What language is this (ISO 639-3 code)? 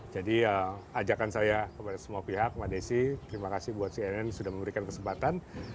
ind